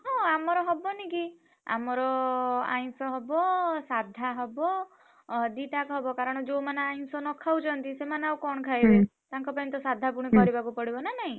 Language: Odia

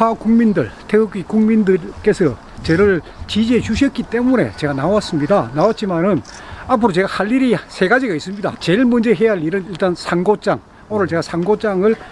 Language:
Korean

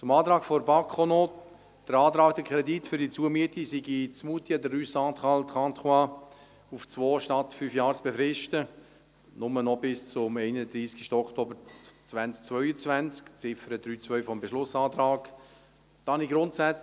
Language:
Swiss German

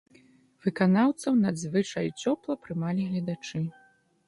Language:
Belarusian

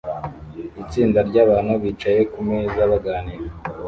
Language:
Kinyarwanda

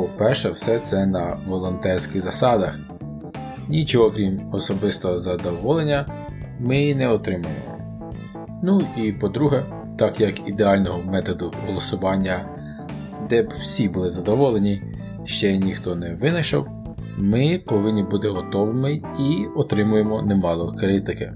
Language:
Ukrainian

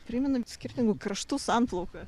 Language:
Lithuanian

